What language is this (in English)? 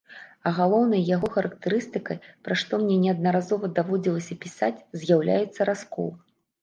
Belarusian